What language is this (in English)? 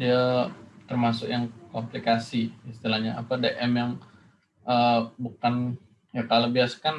Indonesian